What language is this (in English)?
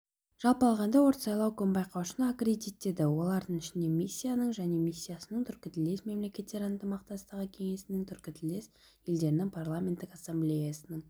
Kazakh